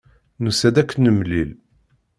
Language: Kabyle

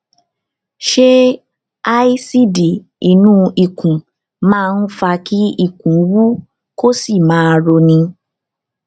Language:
Yoruba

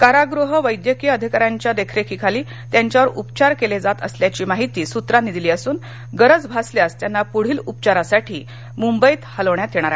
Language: Marathi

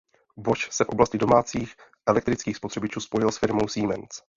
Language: Czech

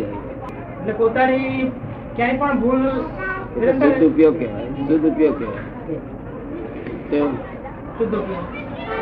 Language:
Gujarati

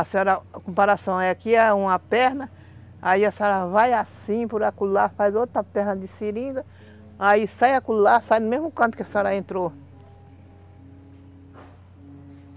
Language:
Portuguese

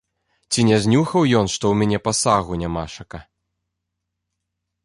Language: Belarusian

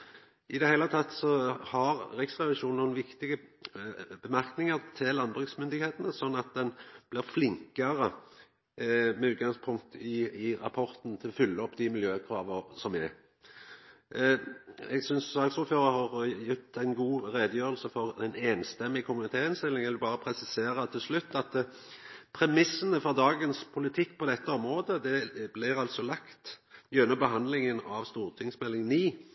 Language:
Norwegian Nynorsk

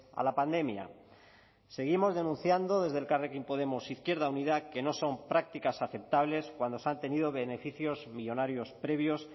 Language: Spanish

